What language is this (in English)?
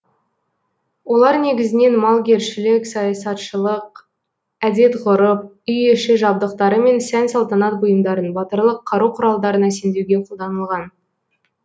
Kazakh